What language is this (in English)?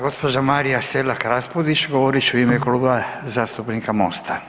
Croatian